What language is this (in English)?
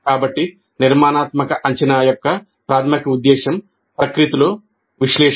Telugu